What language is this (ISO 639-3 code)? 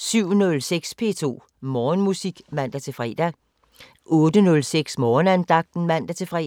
dan